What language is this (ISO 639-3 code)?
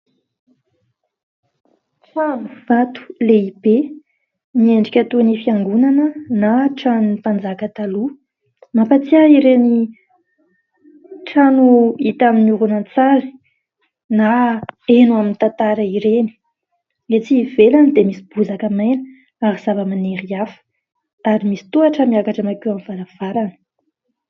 mlg